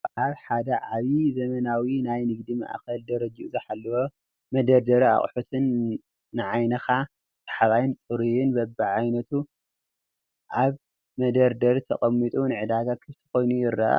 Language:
Tigrinya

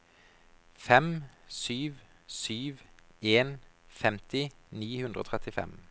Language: Norwegian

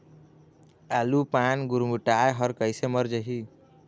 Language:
Chhattisgarhi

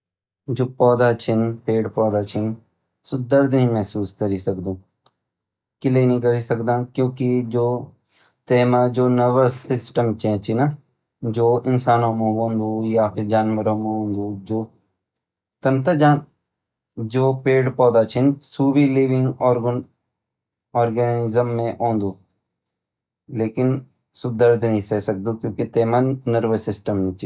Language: Garhwali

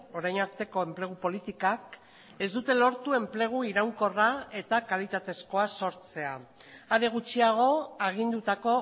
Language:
Basque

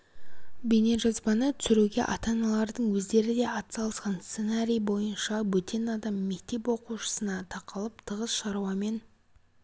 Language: Kazakh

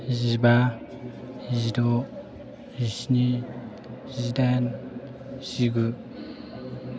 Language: Bodo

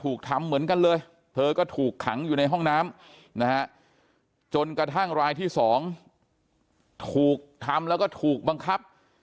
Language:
Thai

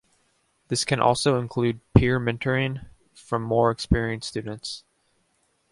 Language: English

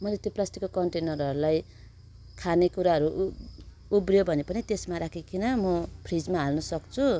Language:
Nepali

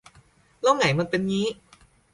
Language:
Thai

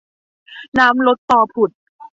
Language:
Thai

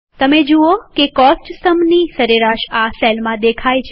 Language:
Gujarati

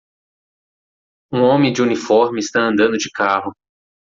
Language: Portuguese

